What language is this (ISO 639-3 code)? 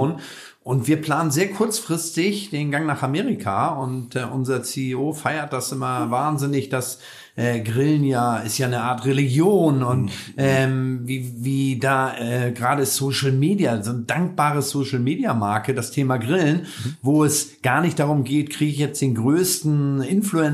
deu